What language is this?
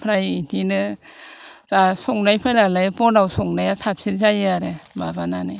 Bodo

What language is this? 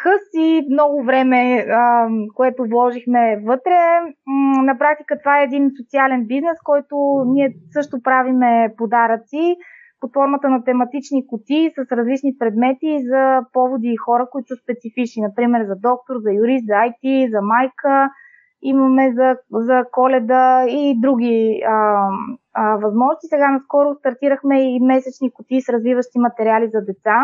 Bulgarian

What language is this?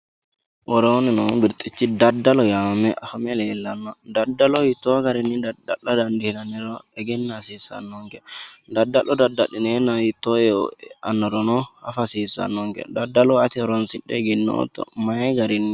Sidamo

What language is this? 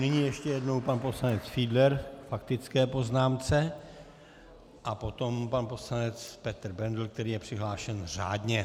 Czech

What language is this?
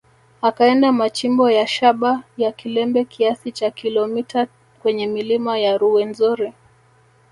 Swahili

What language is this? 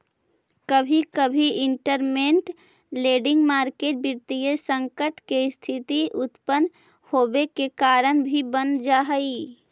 Magahi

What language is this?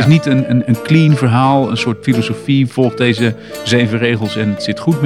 Dutch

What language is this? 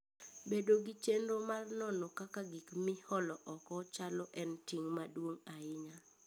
Luo (Kenya and Tanzania)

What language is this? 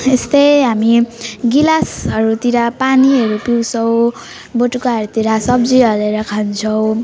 Nepali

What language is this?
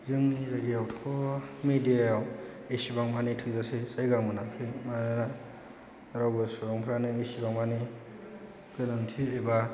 Bodo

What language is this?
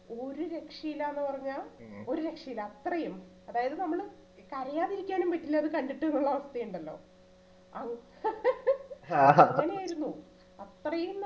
Malayalam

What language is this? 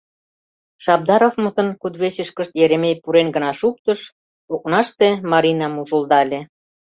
Mari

